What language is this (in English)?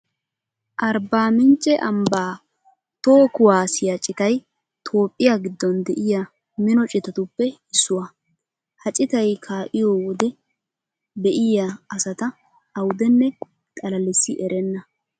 Wolaytta